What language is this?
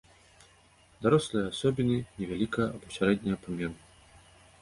Belarusian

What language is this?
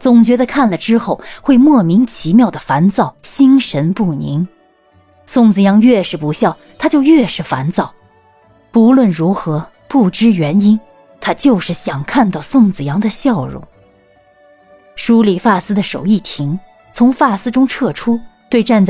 Chinese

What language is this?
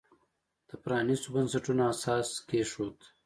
Pashto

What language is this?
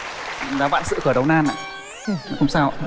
Vietnamese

